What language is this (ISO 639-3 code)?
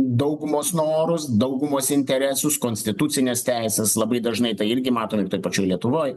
lit